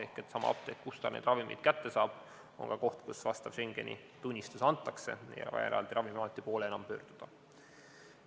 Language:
Estonian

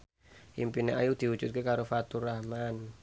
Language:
Javanese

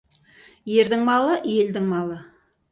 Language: Kazakh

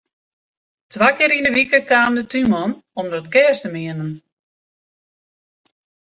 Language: Western Frisian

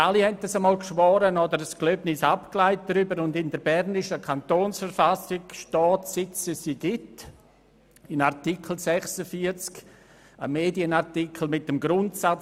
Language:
Swiss German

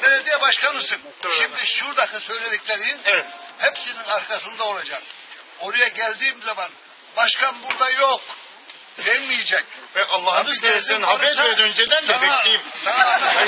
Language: Turkish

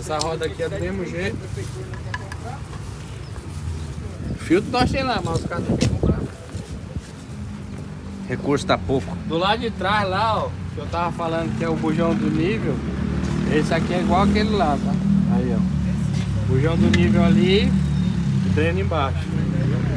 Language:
Portuguese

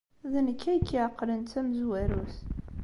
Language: Kabyle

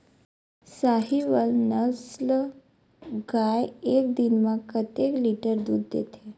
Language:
Chhattisgarhi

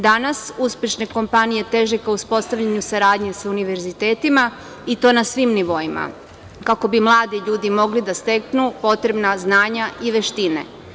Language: Serbian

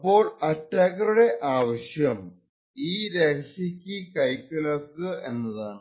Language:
Malayalam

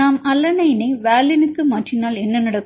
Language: Tamil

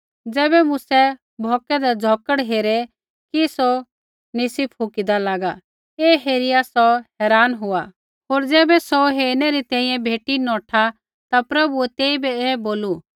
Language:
Kullu Pahari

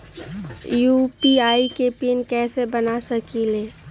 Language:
Magahi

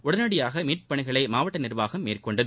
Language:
Tamil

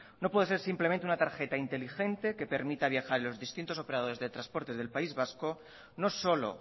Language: Spanish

